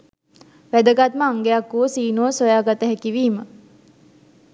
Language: Sinhala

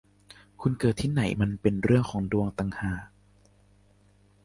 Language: Thai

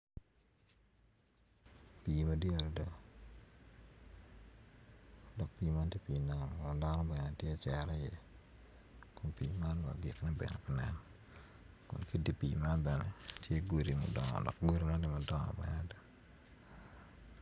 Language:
Acoli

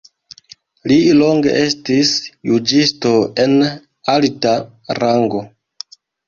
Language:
Esperanto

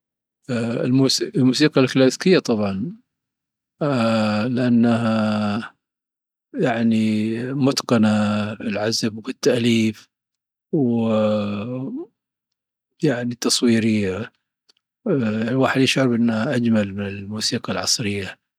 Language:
Dhofari Arabic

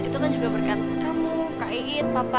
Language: Indonesian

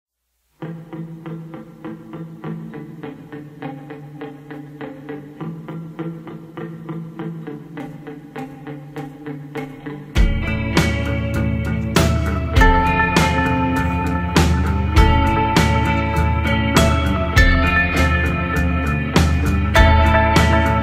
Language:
Polish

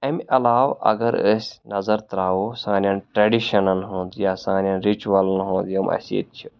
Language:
Kashmiri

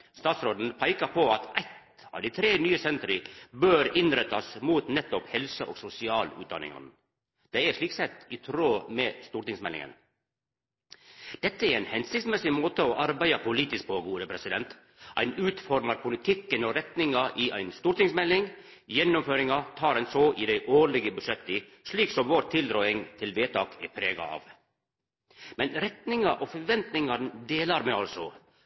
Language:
Norwegian Nynorsk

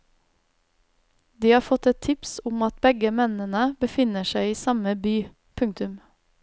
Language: Norwegian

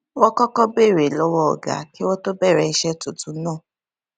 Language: Yoruba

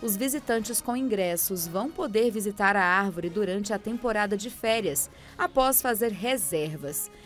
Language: Portuguese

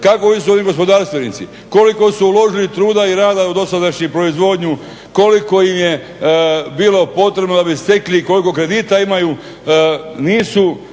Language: Croatian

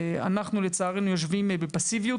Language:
Hebrew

